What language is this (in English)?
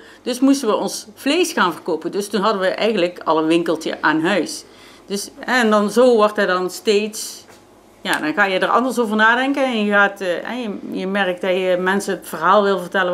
Dutch